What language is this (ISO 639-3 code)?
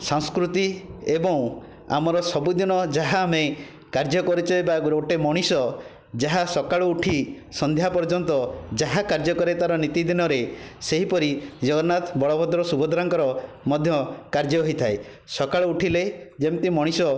ori